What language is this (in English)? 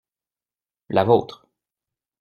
French